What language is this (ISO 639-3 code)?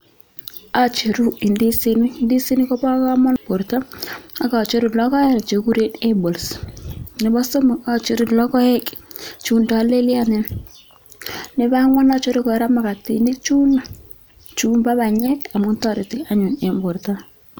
kln